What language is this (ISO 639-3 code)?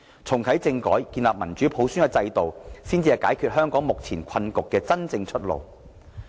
yue